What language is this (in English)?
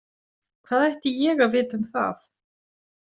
Icelandic